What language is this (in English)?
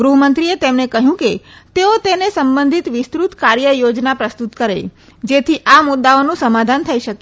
Gujarati